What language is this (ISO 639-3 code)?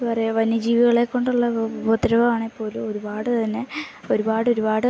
mal